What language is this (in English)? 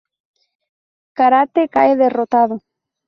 Spanish